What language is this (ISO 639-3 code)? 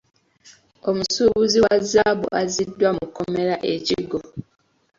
lug